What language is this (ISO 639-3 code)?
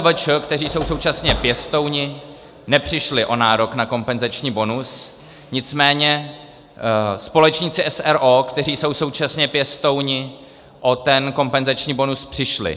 ces